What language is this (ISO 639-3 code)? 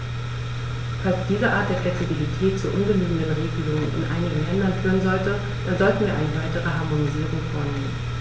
deu